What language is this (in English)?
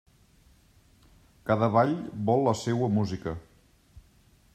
Catalan